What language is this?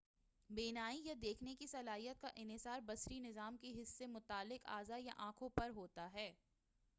Urdu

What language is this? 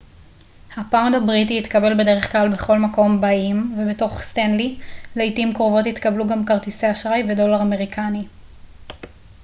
Hebrew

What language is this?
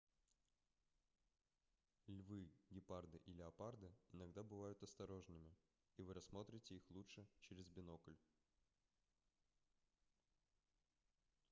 Russian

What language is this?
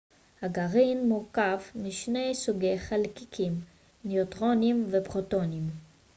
Hebrew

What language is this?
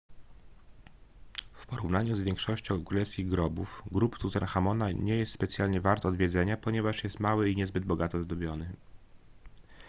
Polish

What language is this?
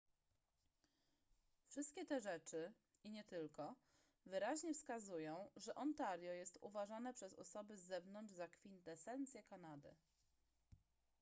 Polish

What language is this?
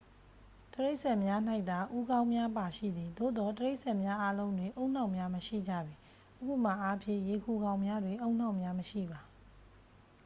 Burmese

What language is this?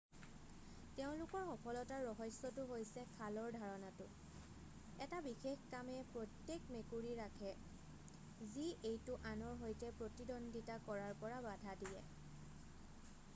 Assamese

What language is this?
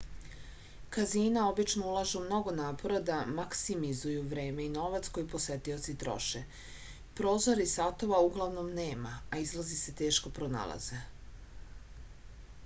Serbian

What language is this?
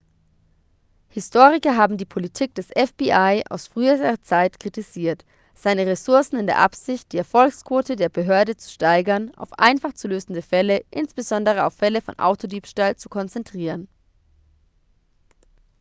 German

